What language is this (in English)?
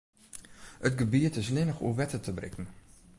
Western Frisian